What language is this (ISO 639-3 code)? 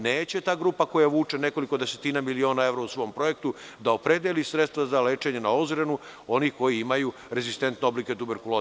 srp